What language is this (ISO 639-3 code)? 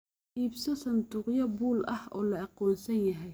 som